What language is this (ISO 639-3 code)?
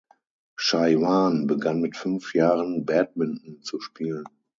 deu